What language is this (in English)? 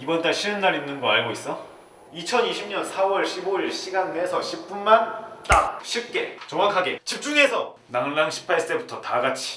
Korean